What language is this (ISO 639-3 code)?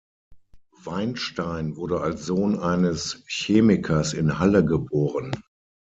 deu